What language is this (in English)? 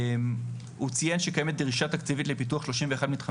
Hebrew